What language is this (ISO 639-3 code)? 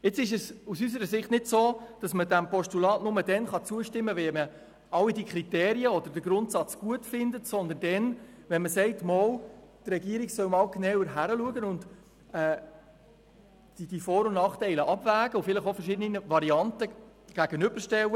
gsw